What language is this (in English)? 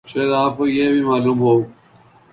Urdu